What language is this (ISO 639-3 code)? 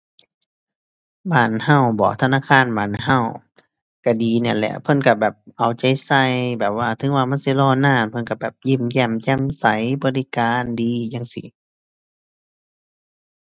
tha